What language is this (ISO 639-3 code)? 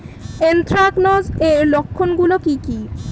ben